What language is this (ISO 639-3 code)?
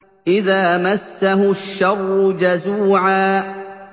ara